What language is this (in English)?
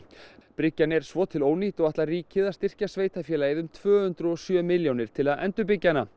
Icelandic